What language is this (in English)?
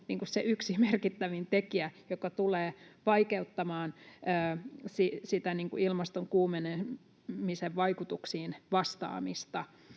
Finnish